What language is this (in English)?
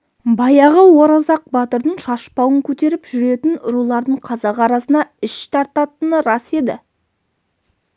Kazakh